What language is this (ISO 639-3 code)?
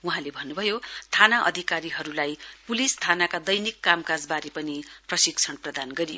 nep